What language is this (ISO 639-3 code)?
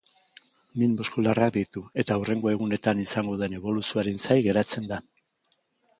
eus